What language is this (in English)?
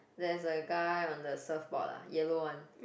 English